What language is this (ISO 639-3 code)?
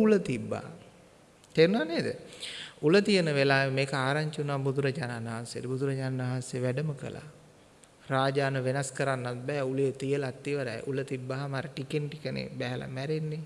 sin